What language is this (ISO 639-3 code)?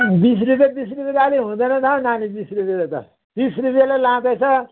nep